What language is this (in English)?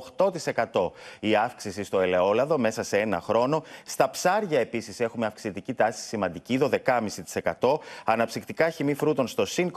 Greek